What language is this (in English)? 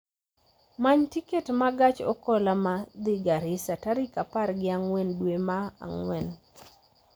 Luo (Kenya and Tanzania)